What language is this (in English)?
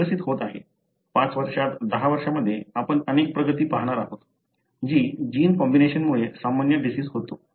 Marathi